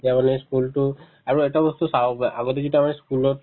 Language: Assamese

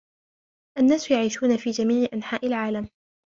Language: Arabic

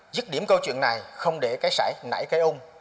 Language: Vietnamese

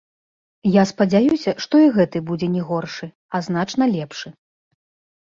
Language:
Belarusian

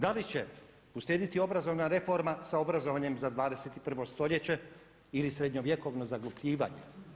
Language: Croatian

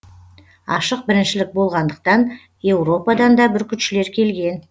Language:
Kazakh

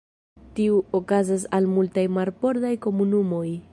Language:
Esperanto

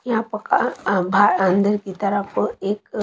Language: Hindi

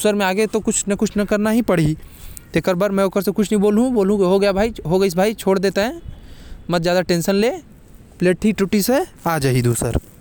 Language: Korwa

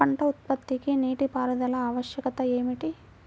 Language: Telugu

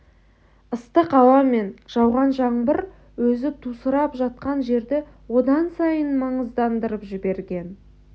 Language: Kazakh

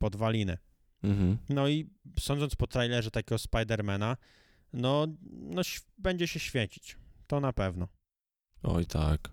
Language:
Polish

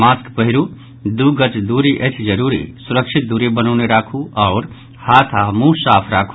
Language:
Maithili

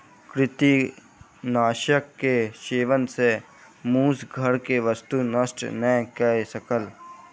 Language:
Maithili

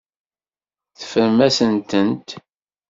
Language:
Kabyle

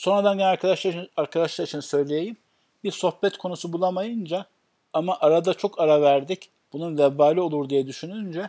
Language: Turkish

